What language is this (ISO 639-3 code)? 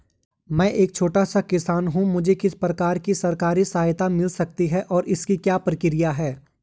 hin